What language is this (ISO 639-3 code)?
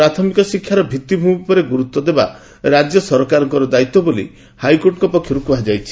ori